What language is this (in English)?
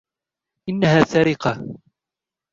Arabic